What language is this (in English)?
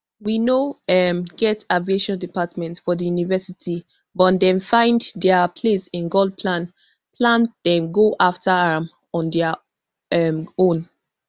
Nigerian Pidgin